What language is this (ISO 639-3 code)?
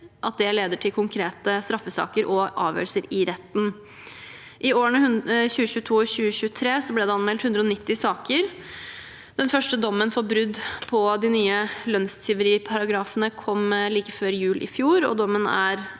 nor